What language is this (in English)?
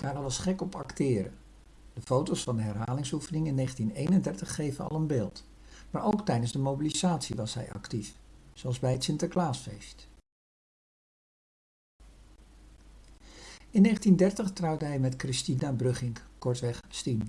Dutch